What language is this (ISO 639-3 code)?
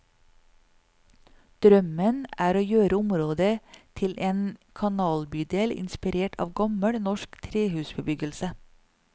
nor